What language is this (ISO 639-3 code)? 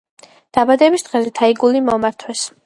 kat